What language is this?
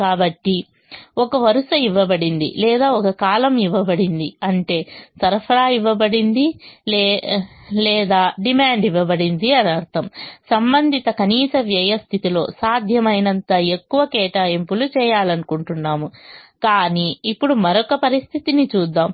Telugu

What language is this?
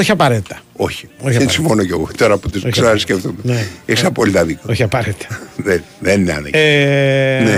Greek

